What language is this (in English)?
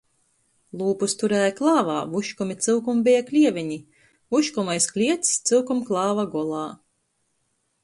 Latgalian